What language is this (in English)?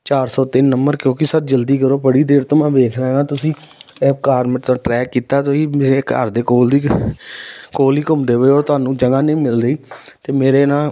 Punjabi